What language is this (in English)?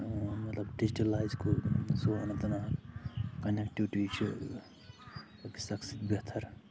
Kashmiri